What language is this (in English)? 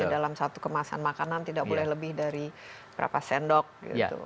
Indonesian